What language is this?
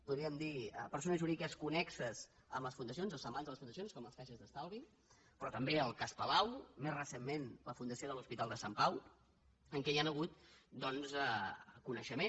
Catalan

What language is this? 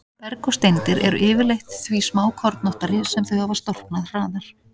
Icelandic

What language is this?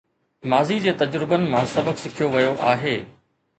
Sindhi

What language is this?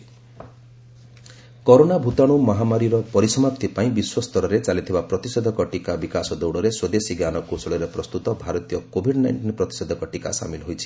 Odia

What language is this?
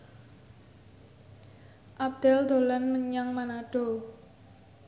Javanese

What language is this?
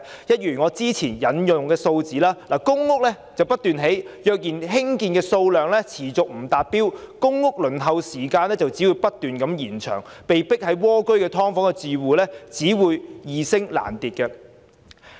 Cantonese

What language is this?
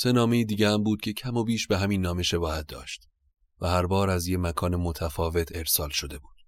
Persian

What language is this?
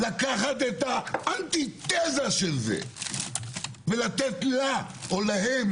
Hebrew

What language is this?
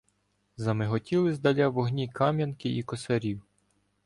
Ukrainian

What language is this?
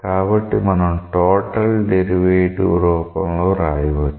Telugu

